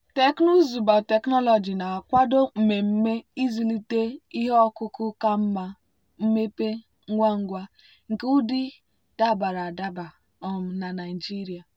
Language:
Igbo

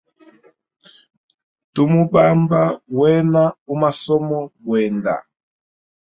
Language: Hemba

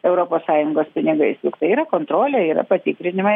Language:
Lithuanian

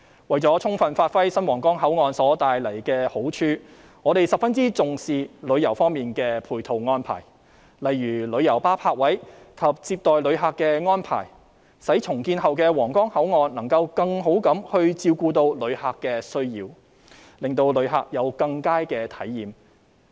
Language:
Cantonese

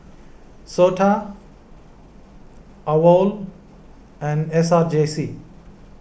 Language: English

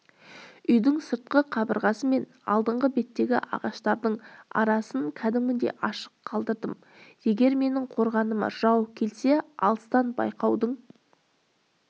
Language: Kazakh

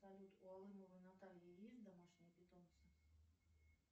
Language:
Russian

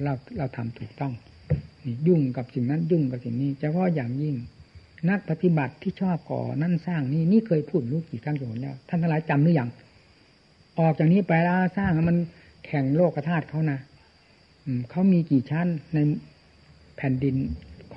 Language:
Thai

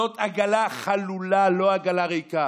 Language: Hebrew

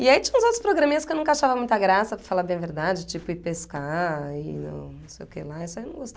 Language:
Portuguese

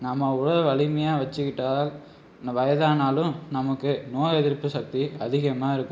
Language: Tamil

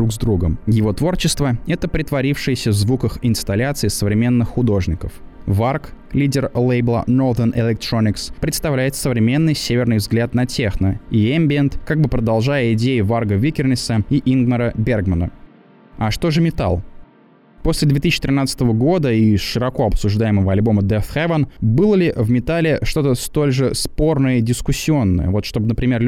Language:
Russian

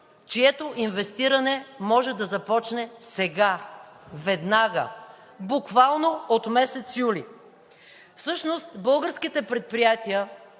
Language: Bulgarian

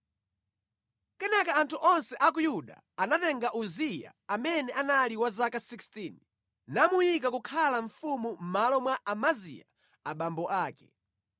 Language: Nyanja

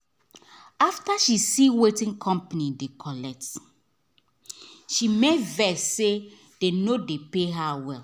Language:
Nigerian Pidgin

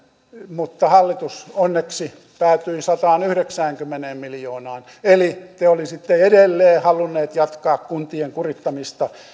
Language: Finnish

